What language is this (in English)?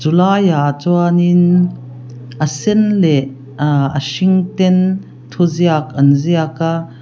Mizo